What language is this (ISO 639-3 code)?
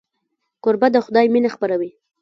pus